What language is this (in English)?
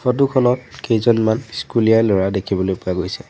Assamese